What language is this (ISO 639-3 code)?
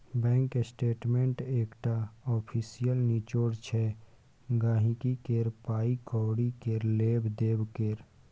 mai